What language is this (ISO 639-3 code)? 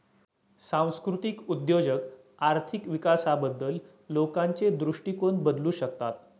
mar